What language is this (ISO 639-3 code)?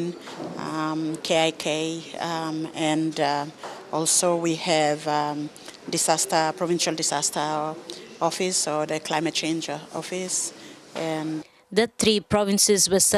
eng